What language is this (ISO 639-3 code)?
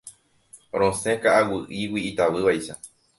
grn